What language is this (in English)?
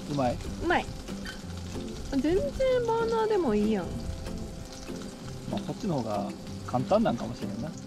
Japanese